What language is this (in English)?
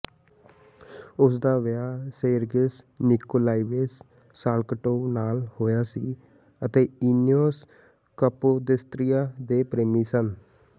Punjabi